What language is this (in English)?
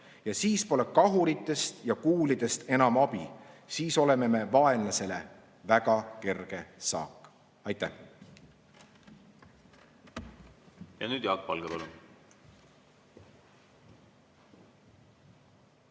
Estonian